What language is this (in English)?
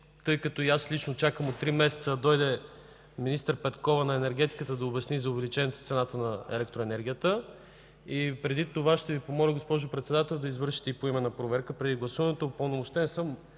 Bulgarian